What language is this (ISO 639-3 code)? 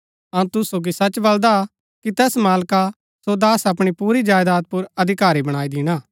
gbk